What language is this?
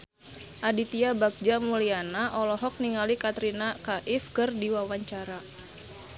Sundanese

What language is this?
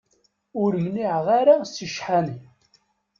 Kabyle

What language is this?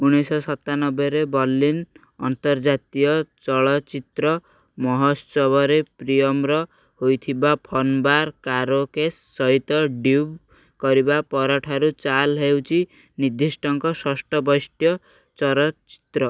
Odia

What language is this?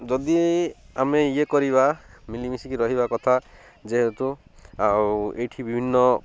Odia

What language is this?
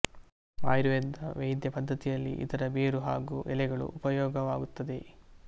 Kannada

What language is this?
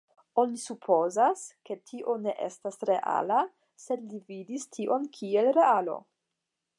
Esperanto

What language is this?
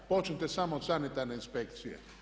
Croatian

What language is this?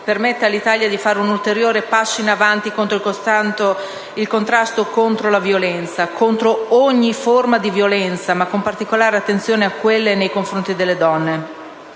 Italian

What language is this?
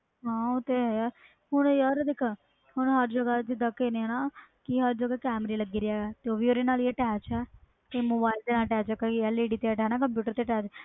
Punjabi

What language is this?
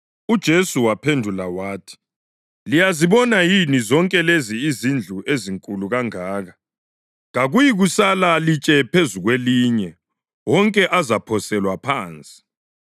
North Ndebele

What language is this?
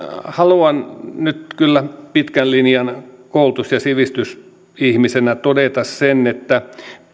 Finnish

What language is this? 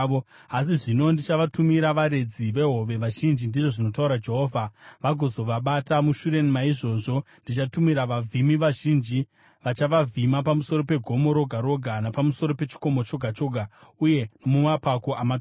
Shona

